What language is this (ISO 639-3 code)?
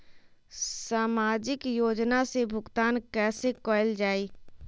mag